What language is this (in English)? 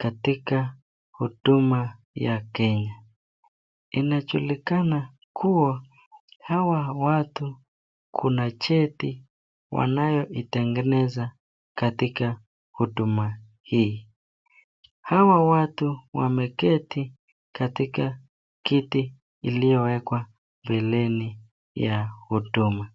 Swahili